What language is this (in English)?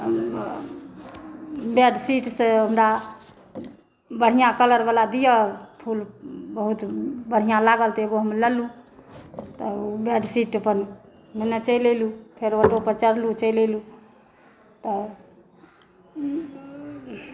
Maithili